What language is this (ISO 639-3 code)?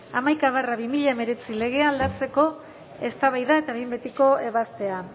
eus